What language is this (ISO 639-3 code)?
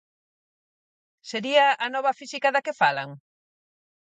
glg